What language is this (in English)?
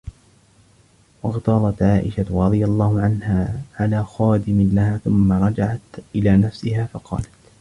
Arabic